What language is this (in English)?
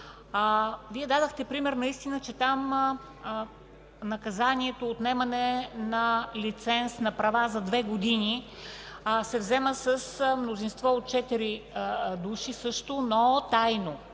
Bulgarian